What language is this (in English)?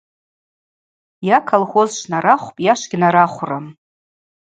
Abaza